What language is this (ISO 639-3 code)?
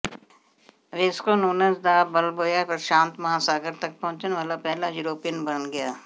pan